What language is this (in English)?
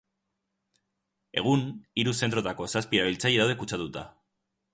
Basque